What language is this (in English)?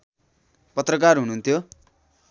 Nepali